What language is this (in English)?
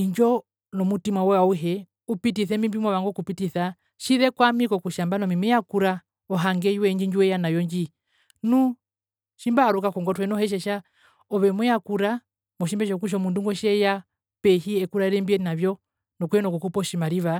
Herero